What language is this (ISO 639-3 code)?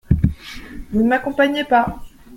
fra